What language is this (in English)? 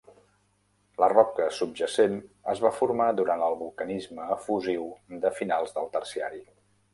Catalan